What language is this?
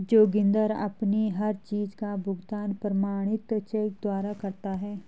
Hindi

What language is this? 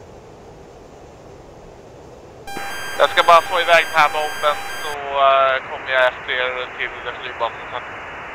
Swedish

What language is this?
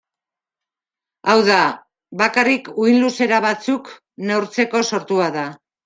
Basque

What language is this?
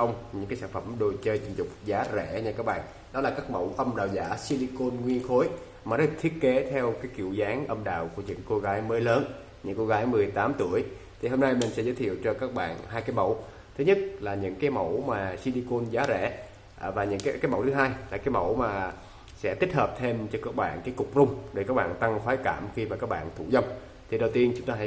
Vietnamese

